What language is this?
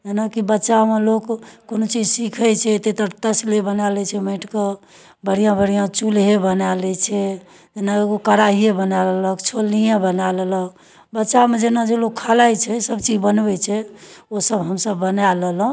Maithili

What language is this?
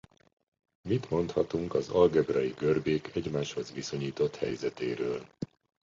Hungarian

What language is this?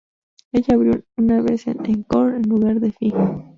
Spanish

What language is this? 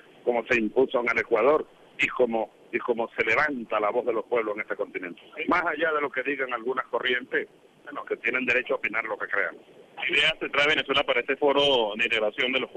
Spanish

